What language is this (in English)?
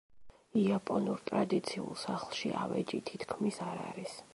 Georgian